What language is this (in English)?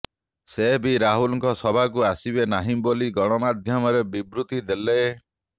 Odia